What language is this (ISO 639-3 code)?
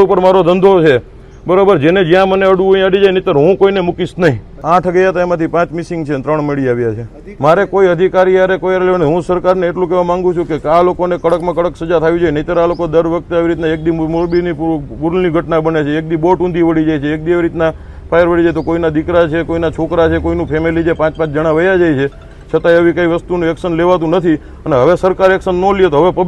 guj